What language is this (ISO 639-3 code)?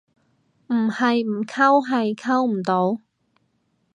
yue